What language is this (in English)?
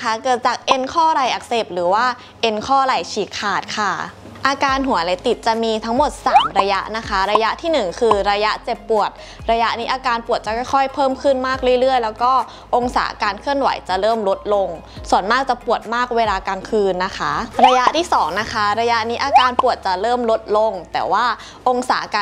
Thai